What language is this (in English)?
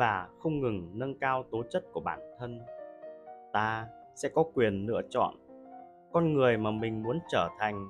Vietnamese